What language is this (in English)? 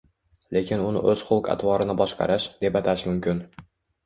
Uzbek